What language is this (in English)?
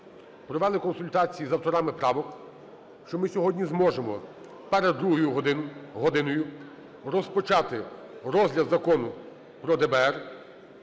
Ukrainian